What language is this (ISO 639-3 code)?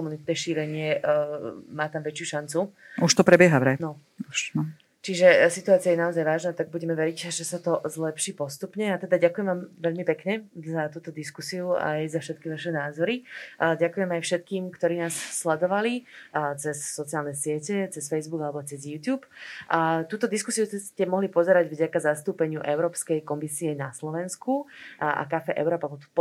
slk